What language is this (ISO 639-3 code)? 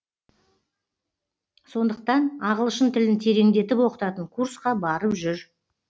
kaz